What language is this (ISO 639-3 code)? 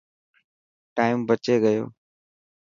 mki